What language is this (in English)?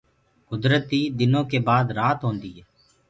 Gurgula